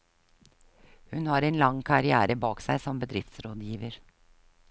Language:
Norwegian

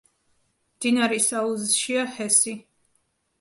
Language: Georgian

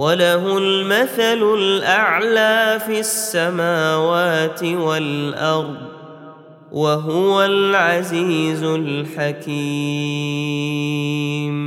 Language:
Arabic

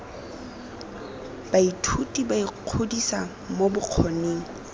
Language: Tswana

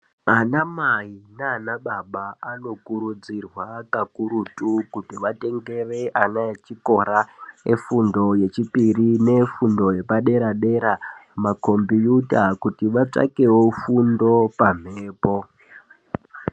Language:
Ndau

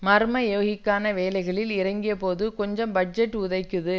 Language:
Tamil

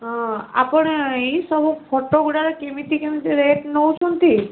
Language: Odia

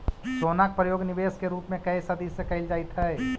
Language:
Magahi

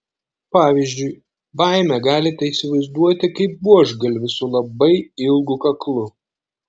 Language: Lithuanian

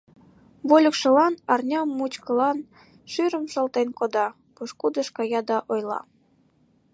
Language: Mari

